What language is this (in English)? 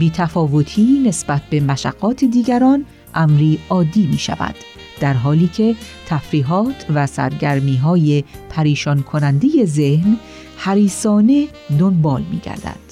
Persian